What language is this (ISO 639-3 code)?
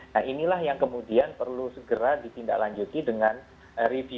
ind